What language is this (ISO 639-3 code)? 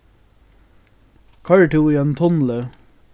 fao